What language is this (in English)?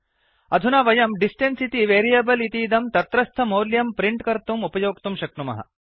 Sanskrit